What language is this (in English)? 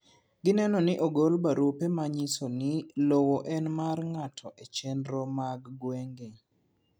Luo (Kenya and Tanzania)